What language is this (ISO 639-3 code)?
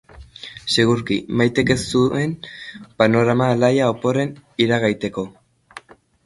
eus